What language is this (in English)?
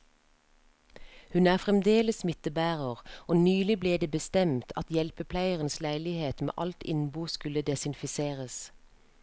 Norwegian